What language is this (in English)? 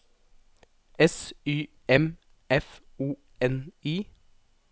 Norwegian